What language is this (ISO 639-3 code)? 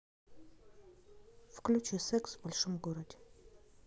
rus